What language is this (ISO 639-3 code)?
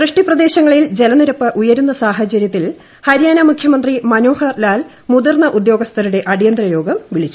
mal